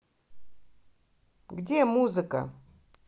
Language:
Russian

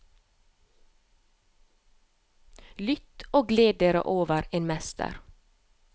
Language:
Norwegian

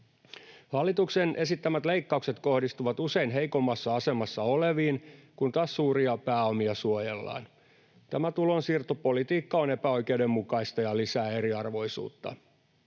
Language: Finnish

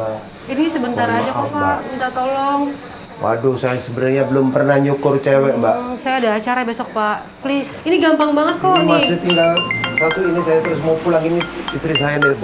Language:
Indonesian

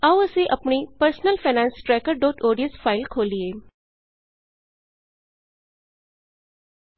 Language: Punjabi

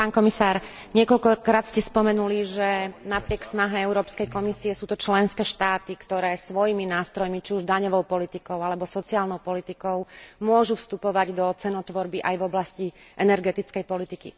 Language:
Slovak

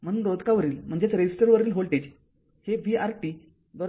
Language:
Marathi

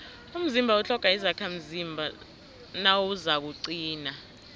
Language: South Ndebele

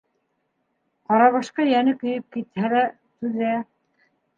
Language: Bashkir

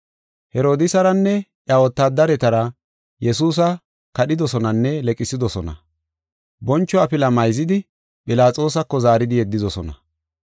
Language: Gofa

